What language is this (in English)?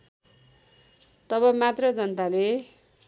Nepali